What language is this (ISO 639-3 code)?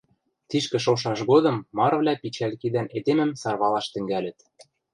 mrj